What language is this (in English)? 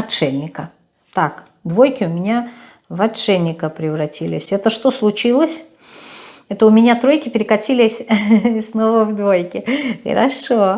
Russian